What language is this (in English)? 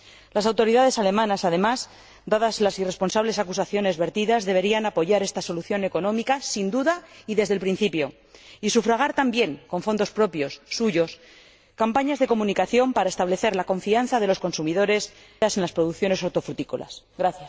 Spanish